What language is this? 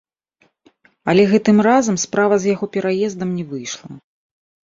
Belarusian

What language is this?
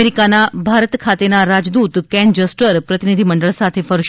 Gujarati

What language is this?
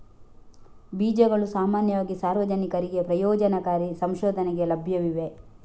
Kannada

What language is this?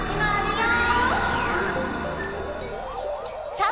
Japanese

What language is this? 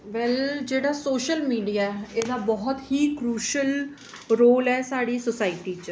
Dogri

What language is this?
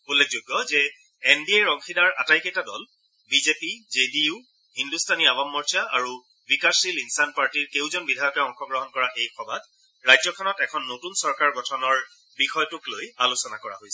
Assamese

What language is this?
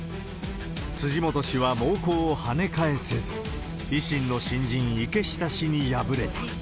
Japanese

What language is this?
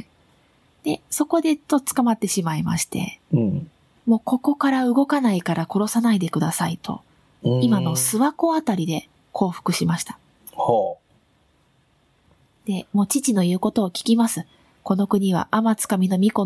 Japanese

